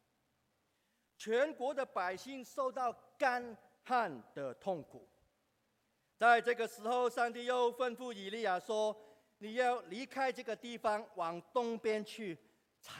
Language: Chinese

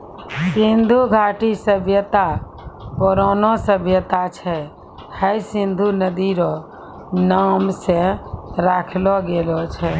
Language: Maithili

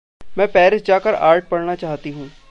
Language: Hindi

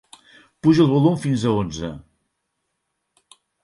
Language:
Catalan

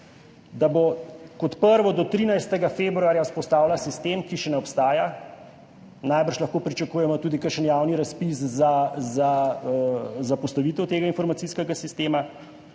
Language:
Slovenian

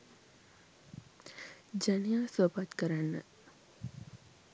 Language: Sinhala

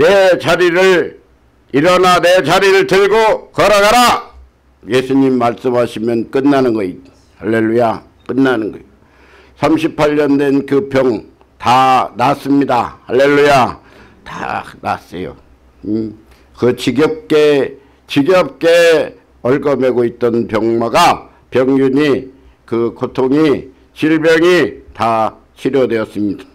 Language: Korean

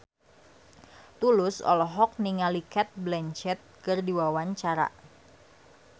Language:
Sundanese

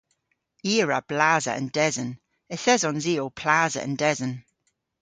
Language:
Cornish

